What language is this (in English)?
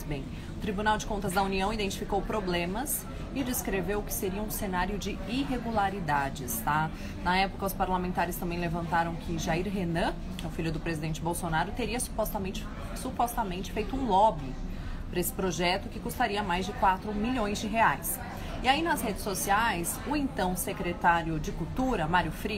Portuguese